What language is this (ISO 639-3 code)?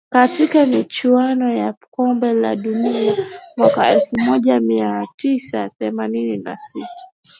swa